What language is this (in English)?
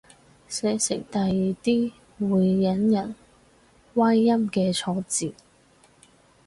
Cantonese